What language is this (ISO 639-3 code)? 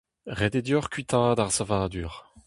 bre